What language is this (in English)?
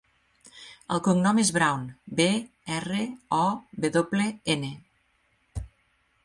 Catalan